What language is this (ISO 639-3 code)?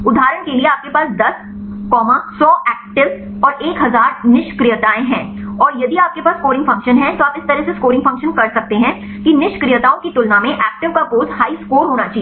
hin